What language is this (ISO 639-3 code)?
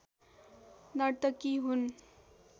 nep